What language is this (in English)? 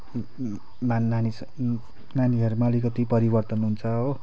Nepali